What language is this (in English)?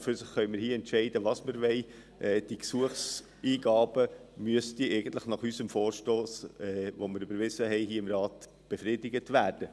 Swiss German